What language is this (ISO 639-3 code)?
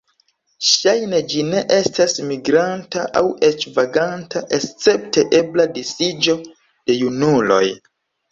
epo